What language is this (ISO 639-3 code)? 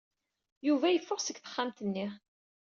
kab